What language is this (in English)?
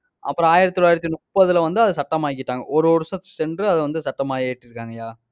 Tamil